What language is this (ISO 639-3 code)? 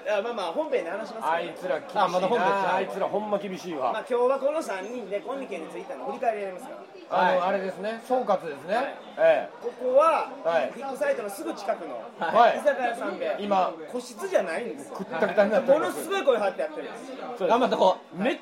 jpn